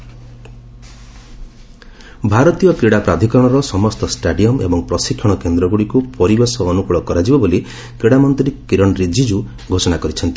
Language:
Odia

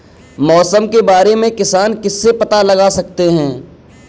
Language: Hindi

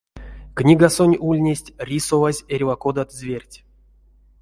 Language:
Erzya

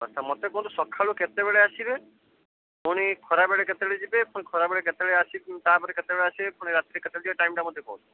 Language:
Odia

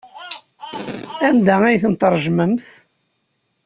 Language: Kabyle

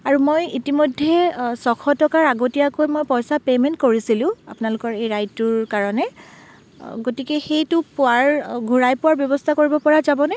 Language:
Assamese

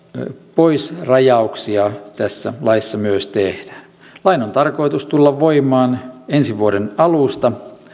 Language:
Finnish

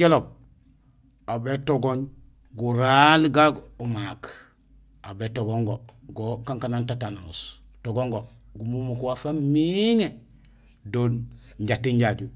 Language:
Gusilay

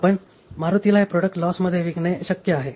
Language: Marathi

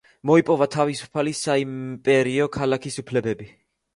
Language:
Georgian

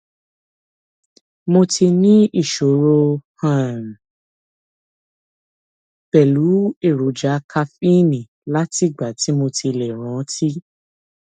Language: Yoruba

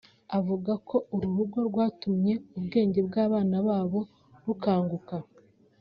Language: Kinyarwanda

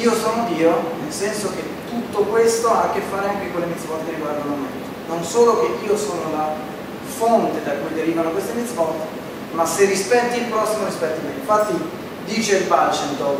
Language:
Italian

